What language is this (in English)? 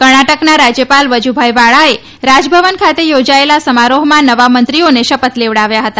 Gujarati